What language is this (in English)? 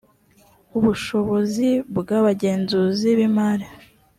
Kinyarwanda